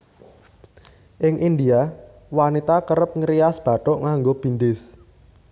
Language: Javanese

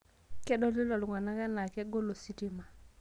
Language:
Masai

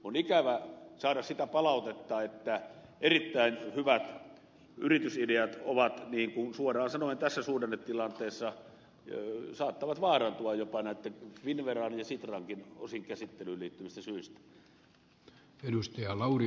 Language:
Finnish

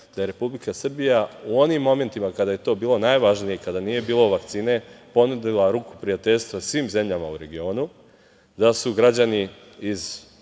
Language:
Serbian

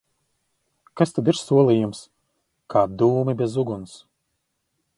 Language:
Latvian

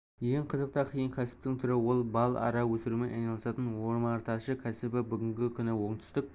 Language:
Kazakh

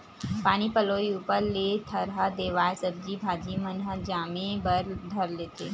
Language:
Chhattisgarhi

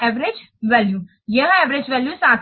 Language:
Hindi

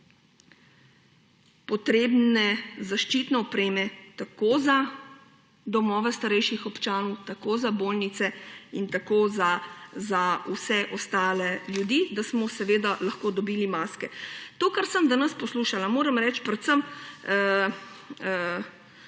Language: Slovenian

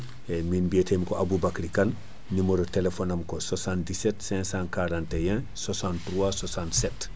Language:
Fula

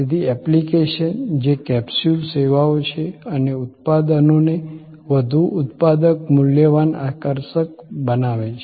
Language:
Gujarati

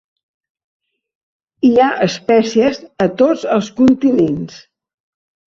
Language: Catalan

